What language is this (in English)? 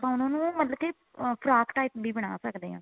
Punjabi